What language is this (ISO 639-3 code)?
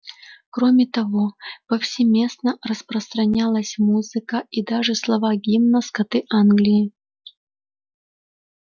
rus